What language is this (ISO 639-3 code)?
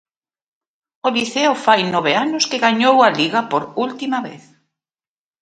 glg